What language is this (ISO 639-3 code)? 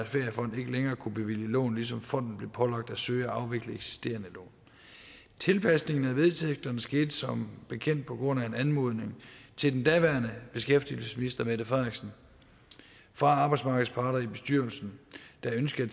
dan